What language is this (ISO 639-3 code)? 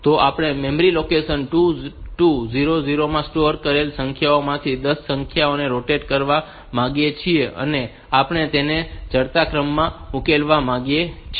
guj